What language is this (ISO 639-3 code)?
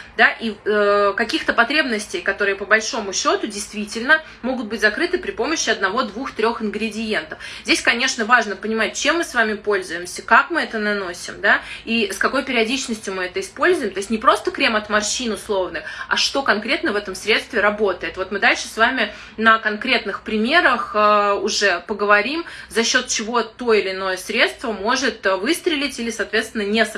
rus